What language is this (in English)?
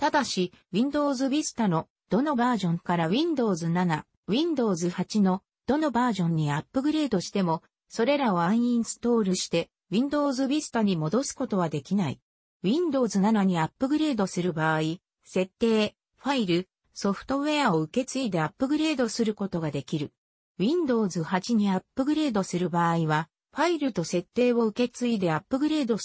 Japanese